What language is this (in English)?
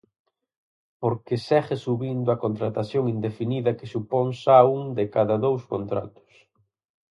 Galician